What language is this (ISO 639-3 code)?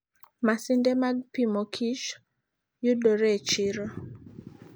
luo